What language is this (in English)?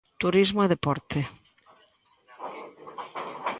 Galician